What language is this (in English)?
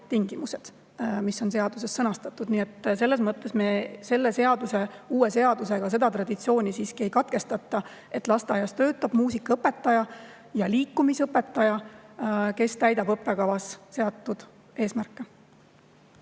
Estonian